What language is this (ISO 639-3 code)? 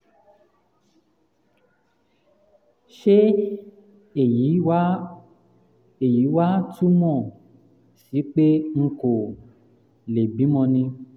yor